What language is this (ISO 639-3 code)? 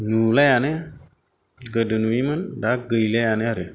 brx